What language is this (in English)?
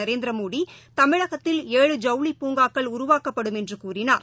Tamil